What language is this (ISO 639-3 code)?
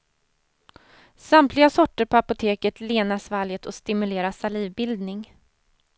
swe